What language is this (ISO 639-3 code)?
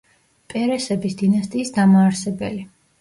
kat